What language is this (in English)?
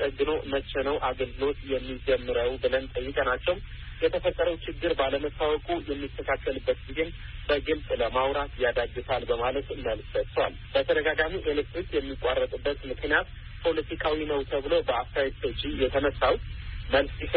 Amharic